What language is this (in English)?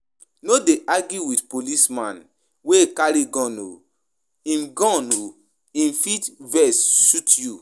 Nigerian Pidgin